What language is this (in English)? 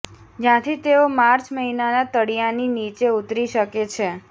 Gujarati